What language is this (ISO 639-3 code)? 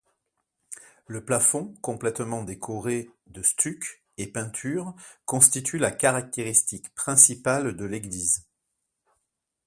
fra